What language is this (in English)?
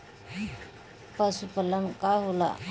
Bhojpuri